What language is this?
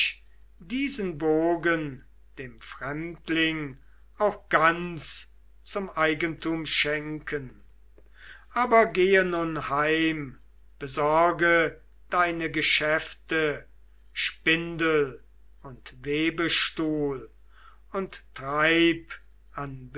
German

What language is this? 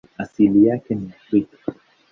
Swahili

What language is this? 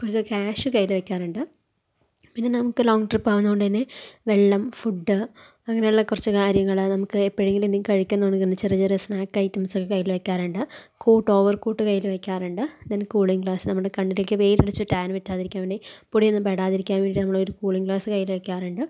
Malayalam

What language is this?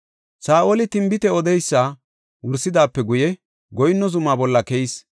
Gofa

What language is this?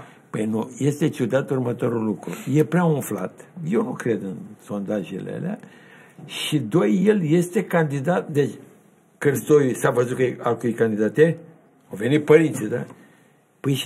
Romanian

